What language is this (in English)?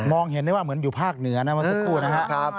Thai